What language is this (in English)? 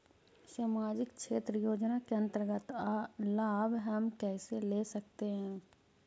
Magahi